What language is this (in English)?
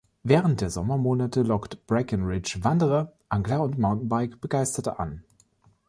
German